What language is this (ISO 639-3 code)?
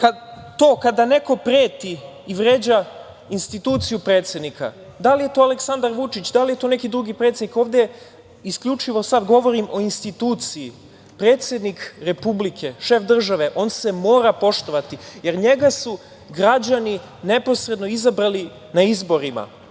srp